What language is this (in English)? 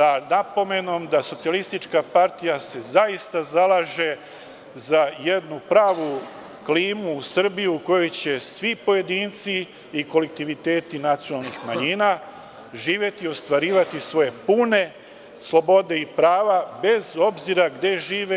Serbian